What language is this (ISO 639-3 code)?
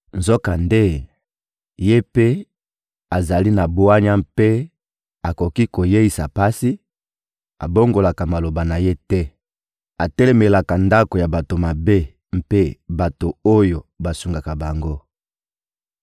lin